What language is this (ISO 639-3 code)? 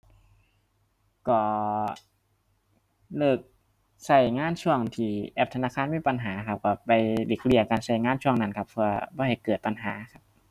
tha